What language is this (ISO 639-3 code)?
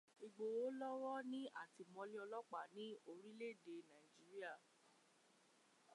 yor